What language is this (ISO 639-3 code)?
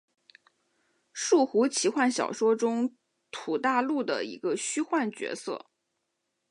zho